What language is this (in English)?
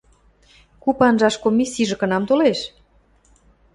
Western Mari